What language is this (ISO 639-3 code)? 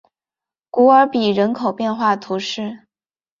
zho